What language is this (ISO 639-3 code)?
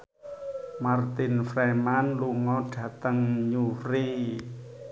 jav